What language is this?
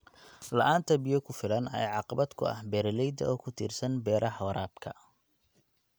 Somali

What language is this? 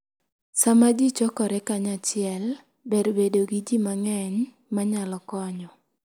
Luo (Kenya and Tanzania)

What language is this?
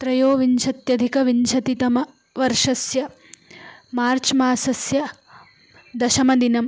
Sanskrit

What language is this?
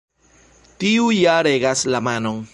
Esperanto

